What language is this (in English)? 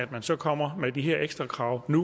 Danish